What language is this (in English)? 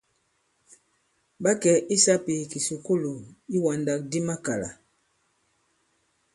Bankon